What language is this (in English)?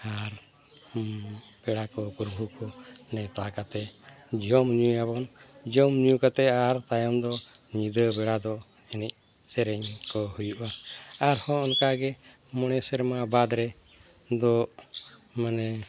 Santali